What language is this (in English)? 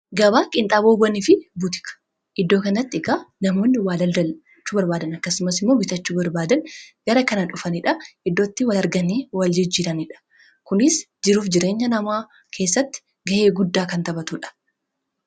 Oromo